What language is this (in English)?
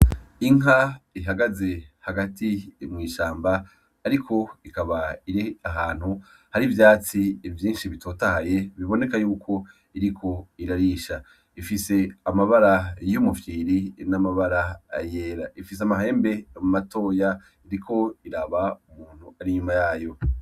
Rundi